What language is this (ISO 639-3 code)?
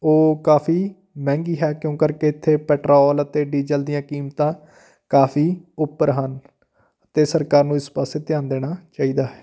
pan